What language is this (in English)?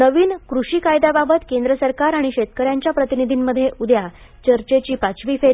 Marathi